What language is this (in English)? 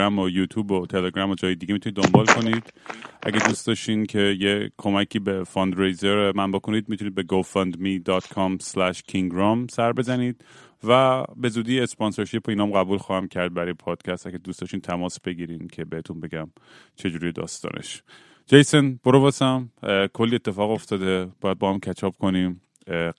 Persian